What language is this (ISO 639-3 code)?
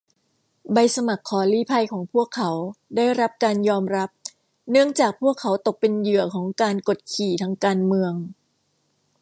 tha